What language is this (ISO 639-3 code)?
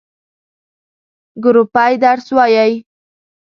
pus